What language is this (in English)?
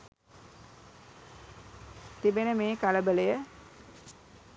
Sinhala